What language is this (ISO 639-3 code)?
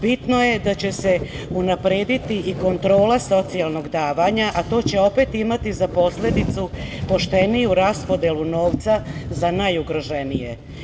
srp